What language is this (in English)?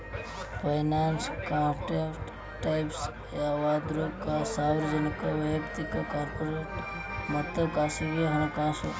Kannada